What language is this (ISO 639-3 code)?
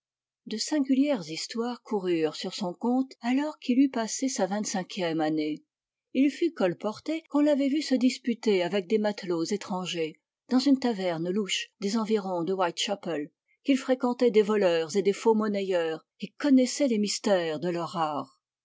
fra